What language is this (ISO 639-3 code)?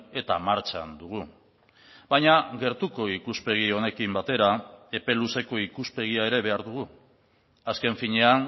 eus